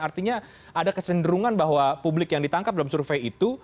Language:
Indonesian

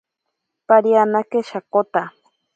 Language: Ashéninka Perené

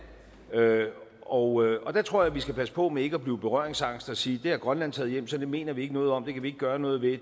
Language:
Danish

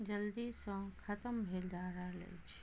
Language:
Maithili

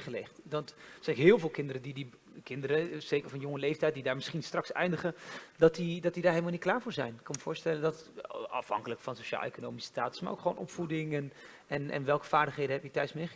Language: Dutch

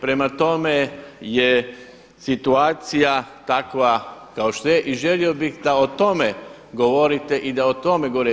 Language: Croatian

